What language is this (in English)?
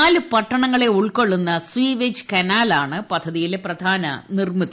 Malayalam